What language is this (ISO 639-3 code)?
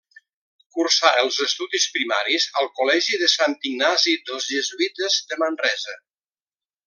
cat